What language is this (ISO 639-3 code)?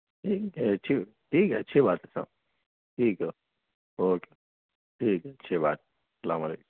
urd